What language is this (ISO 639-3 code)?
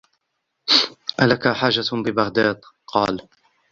ara